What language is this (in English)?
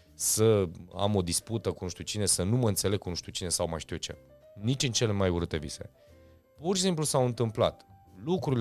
Romanian